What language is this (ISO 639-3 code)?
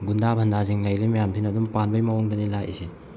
mni